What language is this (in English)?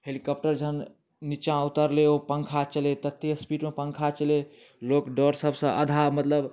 Maithili